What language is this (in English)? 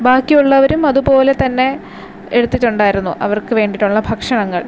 Malayalam